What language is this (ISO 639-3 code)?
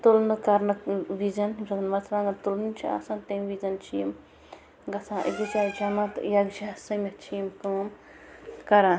kas